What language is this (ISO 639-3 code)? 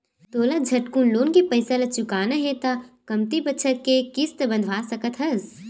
hne